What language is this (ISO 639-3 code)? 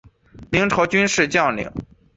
zho